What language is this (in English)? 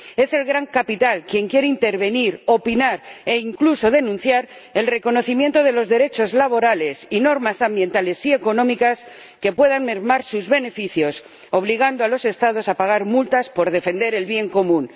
Spanish